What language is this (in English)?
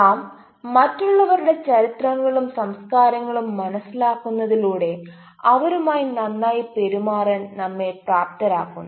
Malayalam